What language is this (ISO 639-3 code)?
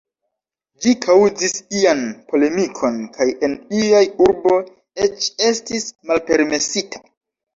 epo